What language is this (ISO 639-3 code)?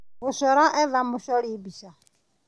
kik